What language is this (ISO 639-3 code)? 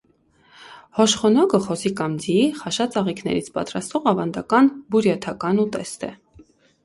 hye